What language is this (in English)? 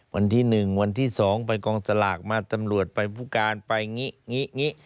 Thai